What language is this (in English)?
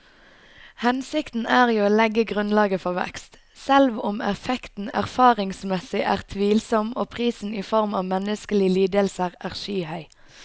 Norwegian